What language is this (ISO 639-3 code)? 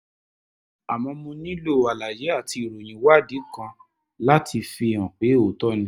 yor